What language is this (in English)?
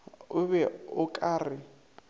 Northern Sotho